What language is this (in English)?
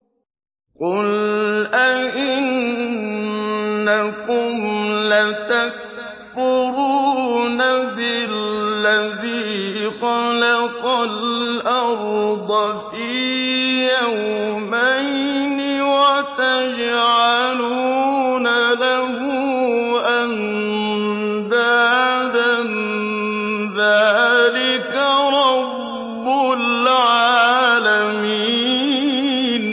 Arabic